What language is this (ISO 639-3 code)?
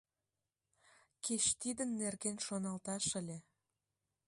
chm